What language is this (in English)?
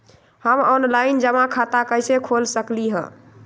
Magahi